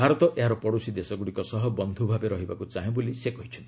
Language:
Odia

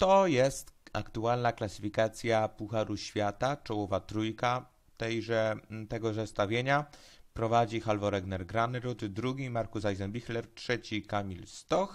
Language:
Polish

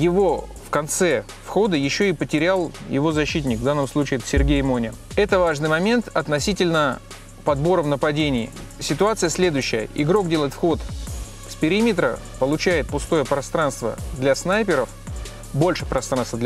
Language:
Russian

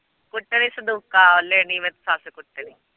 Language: Punjabi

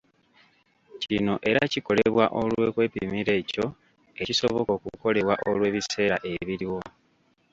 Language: Ganda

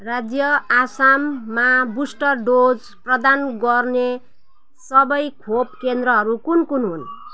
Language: Nepali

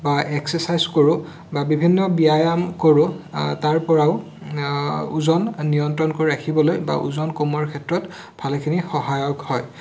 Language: Assamese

